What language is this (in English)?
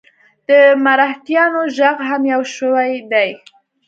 Pashto